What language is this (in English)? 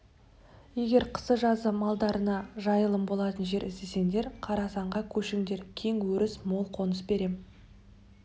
Kazakh